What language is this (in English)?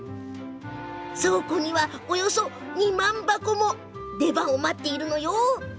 Japanese